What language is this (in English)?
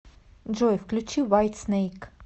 Russian